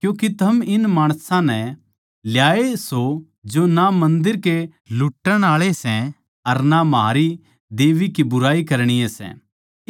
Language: Haryanvi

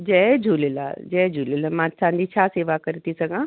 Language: Sindhi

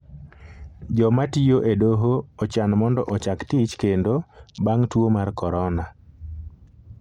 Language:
Luo (Kenya and Tanzania)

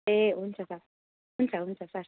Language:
Nepali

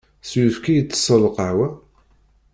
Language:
Kabyle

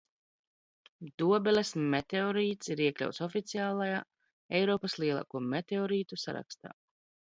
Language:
Latvian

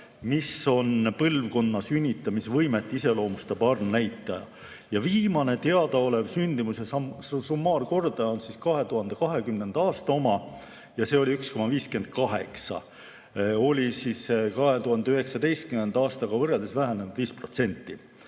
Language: Estonian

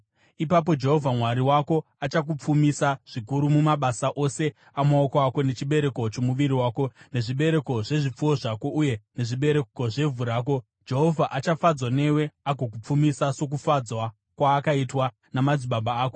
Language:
Shona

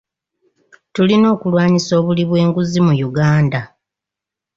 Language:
Ganda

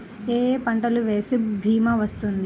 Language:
Telugu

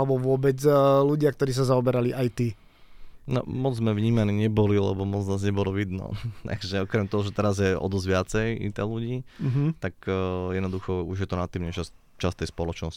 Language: Slovak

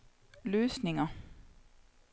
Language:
Danish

